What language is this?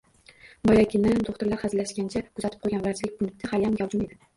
Uzbek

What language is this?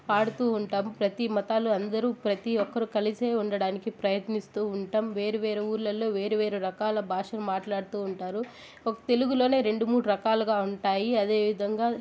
Telugu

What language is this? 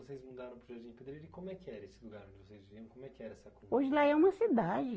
Portuguese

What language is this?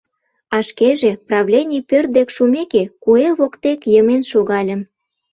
Mari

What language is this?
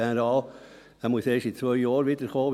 Swiss German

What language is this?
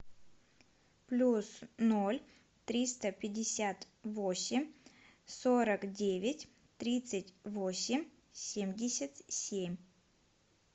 Russian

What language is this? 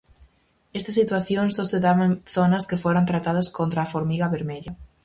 Galician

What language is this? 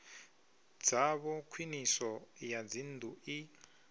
Venda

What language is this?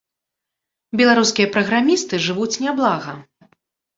Belarusian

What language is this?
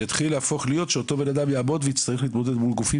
Hebrew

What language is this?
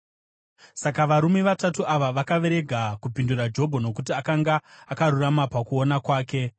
Shona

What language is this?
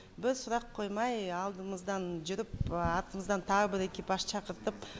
Kazakh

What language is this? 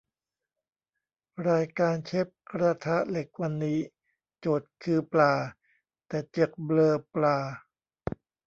Thai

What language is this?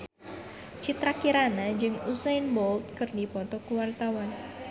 Sundanese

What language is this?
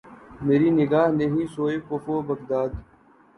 Urdu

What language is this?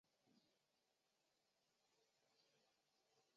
Chinese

